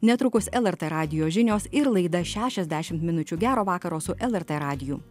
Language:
Lithuanian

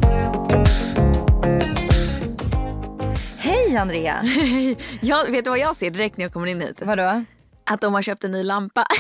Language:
Swedish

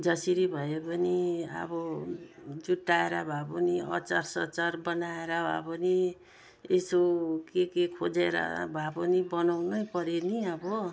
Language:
Nepali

